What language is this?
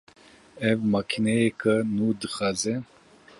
Kurdish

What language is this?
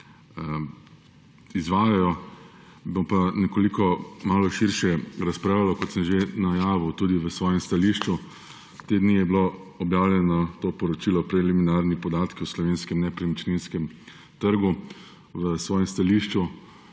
Slovenian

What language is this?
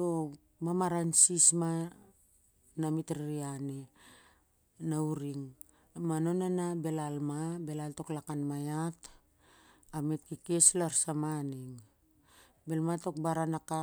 Siar-Lak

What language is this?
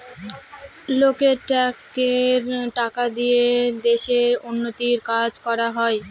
Bangla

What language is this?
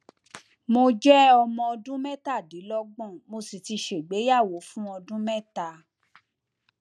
Yoruba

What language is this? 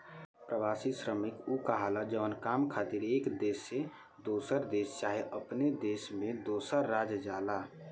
Bhojpuri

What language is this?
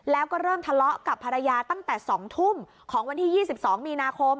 Thai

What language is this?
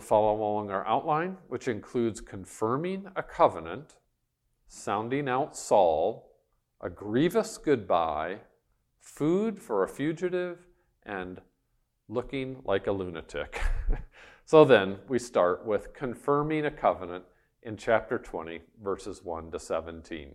English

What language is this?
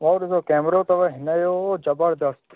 Sindhi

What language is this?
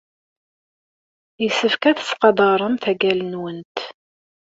Kabyle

